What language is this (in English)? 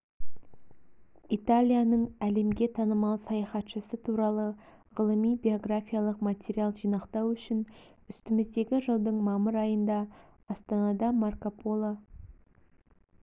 Kazakh